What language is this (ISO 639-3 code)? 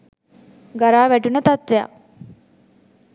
sin